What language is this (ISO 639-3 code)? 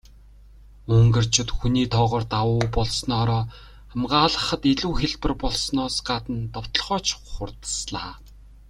mon